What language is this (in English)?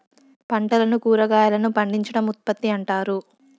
Telugu